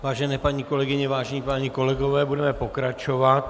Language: Czech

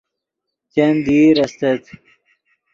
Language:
Yidgha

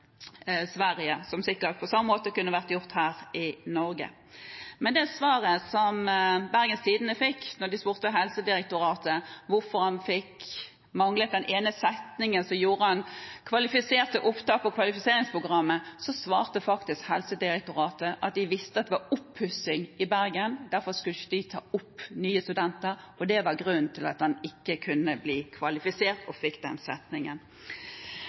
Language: Norwegian Bokmål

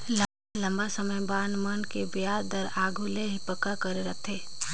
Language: Chhattisgarhi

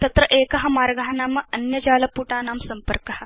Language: Sanskrit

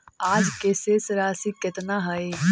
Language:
Magahi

